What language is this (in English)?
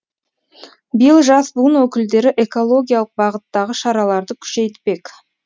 Kazakh